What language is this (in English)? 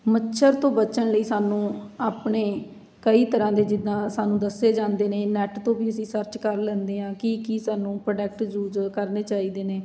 Punjabi